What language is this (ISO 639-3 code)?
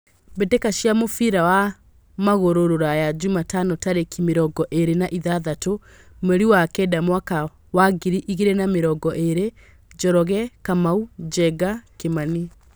kik